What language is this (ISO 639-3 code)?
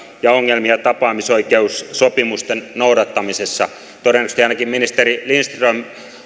fin